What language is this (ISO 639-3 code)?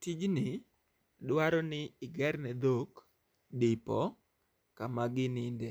luo